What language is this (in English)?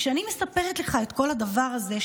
Hebrew